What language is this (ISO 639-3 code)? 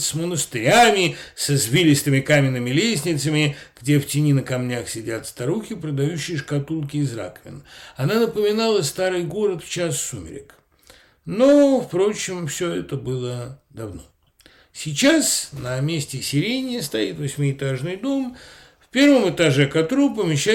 rus